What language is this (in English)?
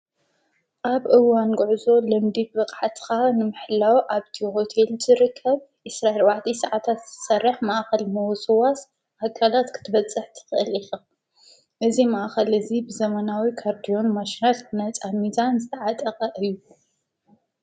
Tigrinya